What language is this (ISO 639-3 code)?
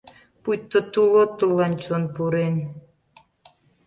chm